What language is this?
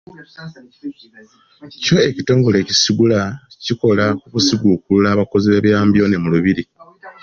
Ganda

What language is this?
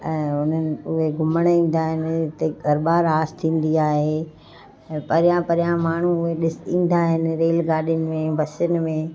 Sindhi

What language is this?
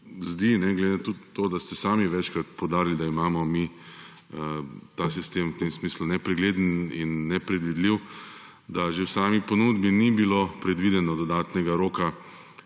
Slovenian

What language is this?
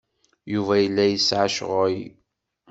Kabyle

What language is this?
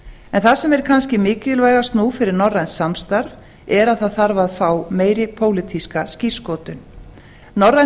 Icelandic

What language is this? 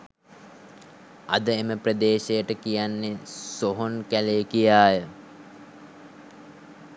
Sinhala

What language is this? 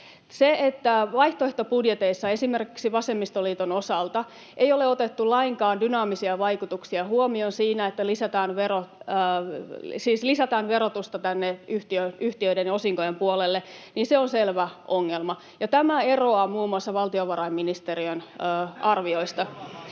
Finnish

